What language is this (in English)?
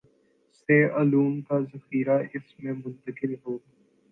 Urdu